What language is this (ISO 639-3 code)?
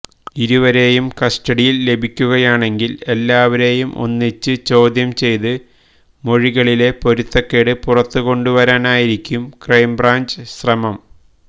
mal